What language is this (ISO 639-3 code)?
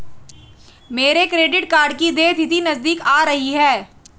hin